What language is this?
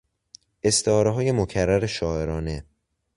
Persian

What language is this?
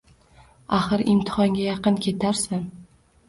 Uzbek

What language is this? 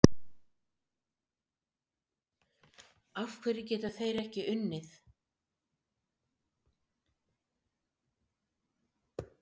Icelandic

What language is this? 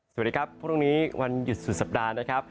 Thai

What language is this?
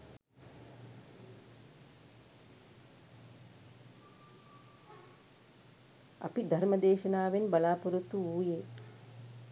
Sinhala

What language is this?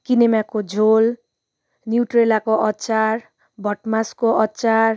Nepali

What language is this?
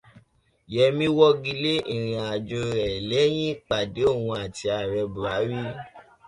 Yoruba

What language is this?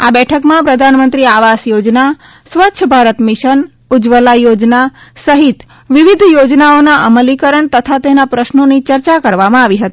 Gujarati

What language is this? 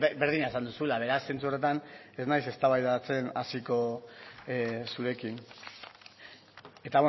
Basque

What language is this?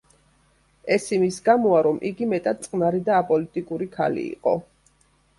Georgian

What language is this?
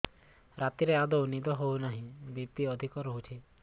Odia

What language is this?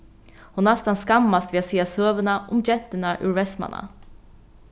Faroese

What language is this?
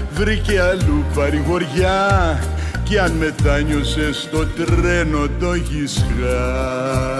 Greek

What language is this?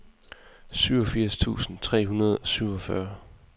Danish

